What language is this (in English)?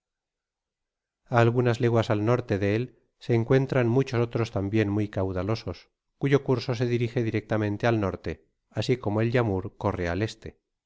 Spanish